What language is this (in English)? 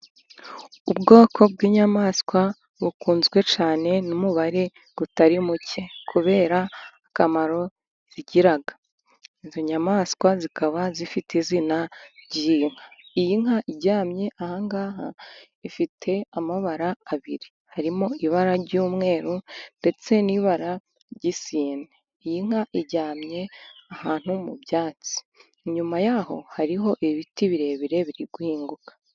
Kinyarwanda